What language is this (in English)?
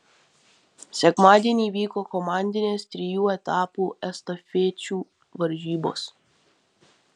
Lithuanian